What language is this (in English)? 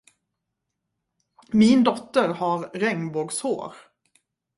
Swedish